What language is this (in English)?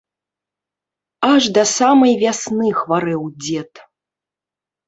Belarusian